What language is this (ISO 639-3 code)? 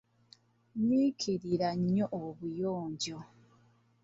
lug